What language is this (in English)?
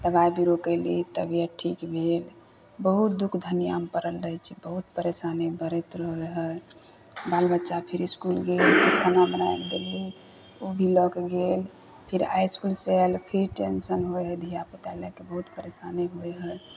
Maithili